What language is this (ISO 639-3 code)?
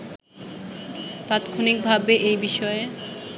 ben